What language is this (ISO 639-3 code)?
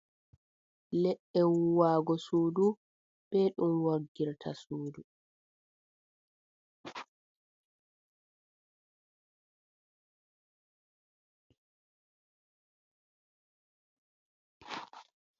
ful